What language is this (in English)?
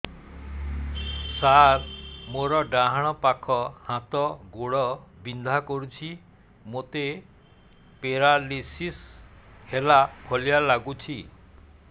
Odia